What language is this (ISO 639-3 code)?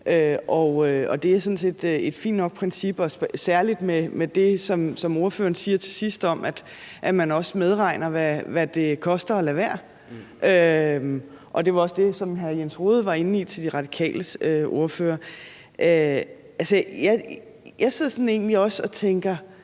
dan